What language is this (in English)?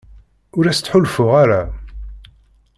Kabyle